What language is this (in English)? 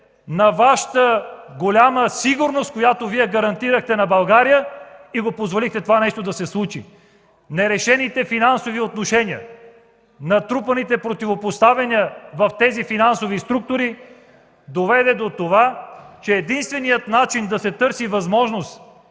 Bulgarian